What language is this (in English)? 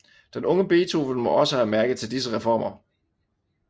Danish